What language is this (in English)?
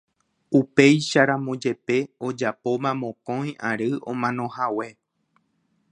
Guarani